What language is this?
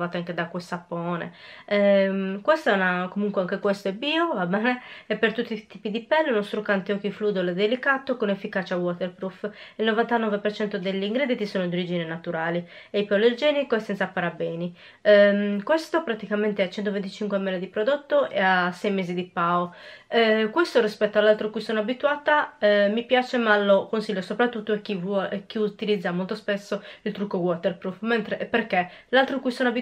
Italian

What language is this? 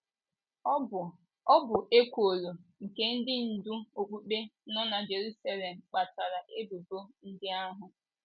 Igbo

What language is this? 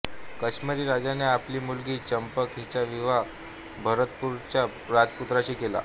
Marathi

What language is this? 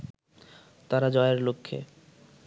Bangla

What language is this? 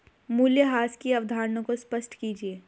Hindi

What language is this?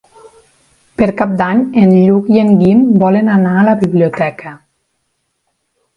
Catalan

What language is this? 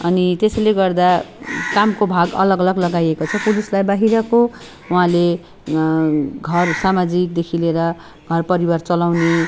Nepali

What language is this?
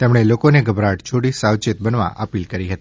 Gujarati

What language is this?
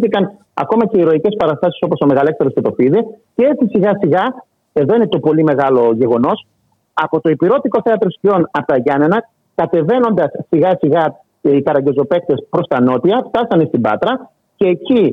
Greek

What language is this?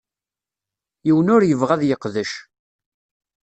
Kabyle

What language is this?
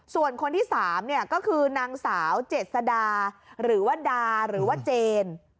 Thai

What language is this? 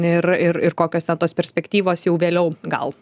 Lithuanian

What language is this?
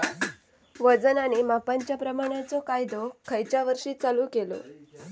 Marathi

